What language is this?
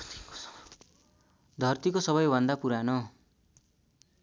Nepali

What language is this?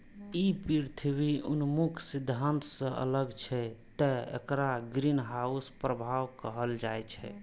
Maithili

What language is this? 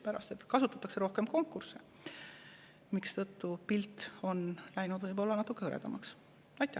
Estonian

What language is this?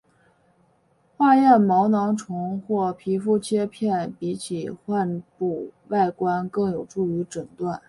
Chinese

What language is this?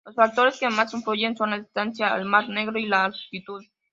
Spanish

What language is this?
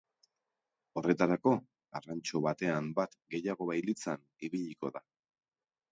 Basque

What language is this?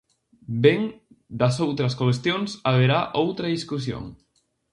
Galician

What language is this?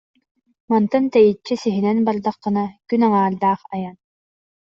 Yakut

